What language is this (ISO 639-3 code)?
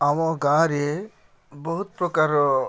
ori